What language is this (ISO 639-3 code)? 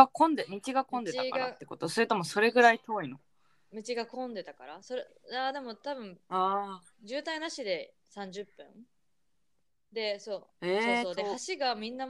jpn